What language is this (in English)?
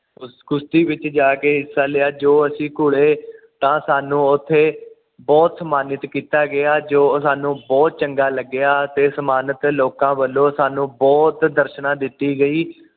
Punjabi